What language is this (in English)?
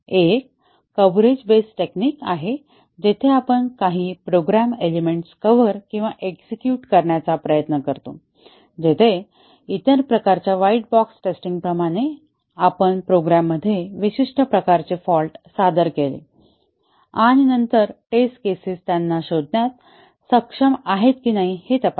Marathi